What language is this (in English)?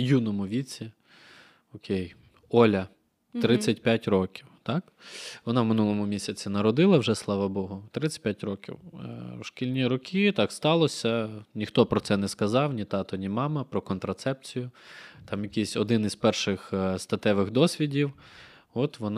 Ukrainian